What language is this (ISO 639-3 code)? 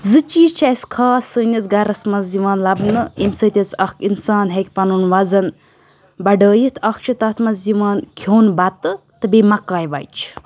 kas